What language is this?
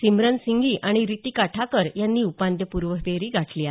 Marathi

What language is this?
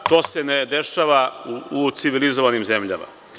Serbian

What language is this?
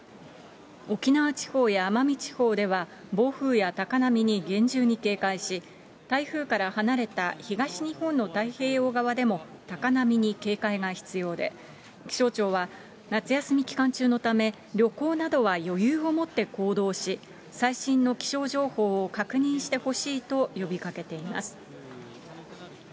Japanese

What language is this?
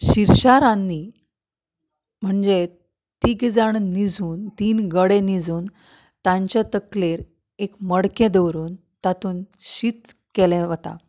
Konkani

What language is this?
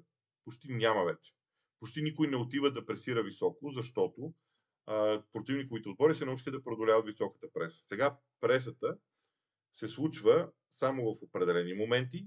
Bulgarian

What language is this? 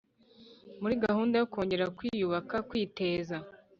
Kinyarwanda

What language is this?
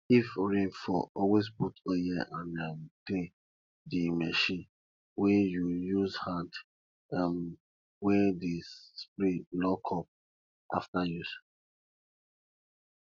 Nigerian Pidgin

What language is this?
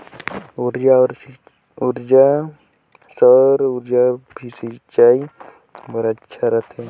Chhattisgarhi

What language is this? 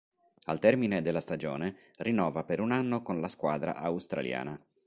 Italian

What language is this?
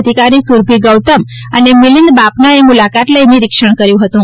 Gujarati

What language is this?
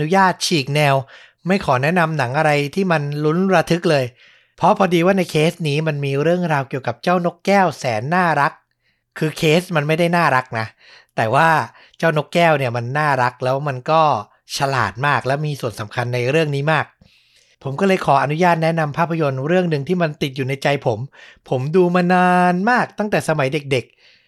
Thai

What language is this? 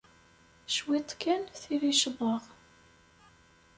Kabyle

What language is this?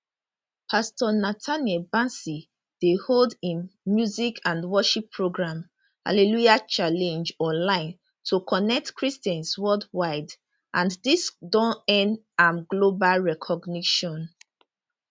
Nigerian Pidgin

